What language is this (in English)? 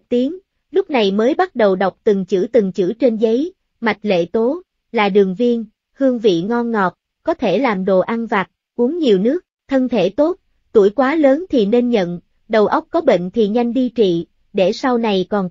Vietnamese